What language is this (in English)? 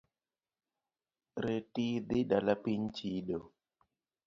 Luo (Kenya and Tanzania)